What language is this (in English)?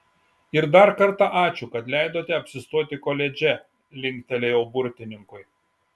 Lithuanian